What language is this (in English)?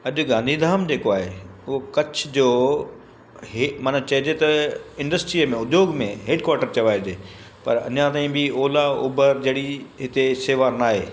Sindhi